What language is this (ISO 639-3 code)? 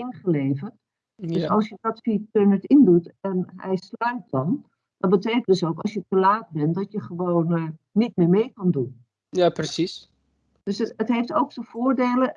nld